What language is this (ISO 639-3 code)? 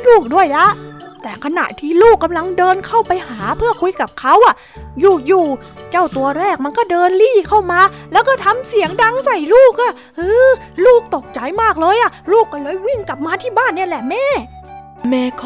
tha